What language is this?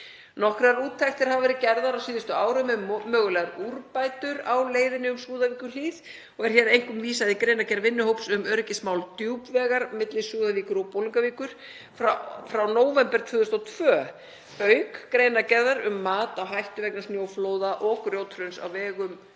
Icelandic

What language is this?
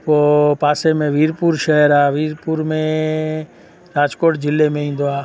Sindhi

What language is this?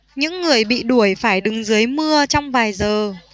Vietnamese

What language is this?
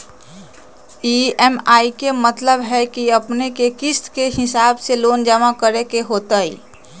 Magahi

